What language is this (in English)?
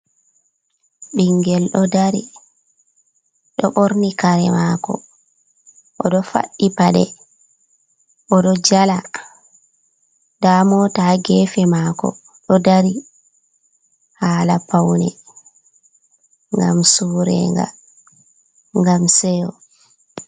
Fula